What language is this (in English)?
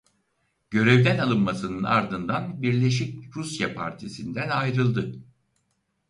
Turkish